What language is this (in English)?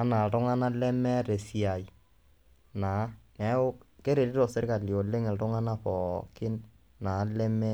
Masai